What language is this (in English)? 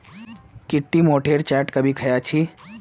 Magahi